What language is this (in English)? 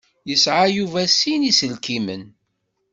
Kabyle